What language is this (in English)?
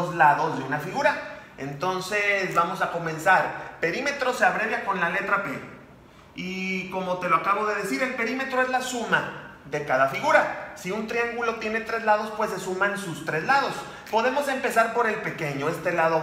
Spanish